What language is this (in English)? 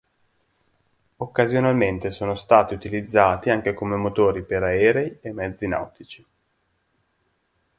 Italian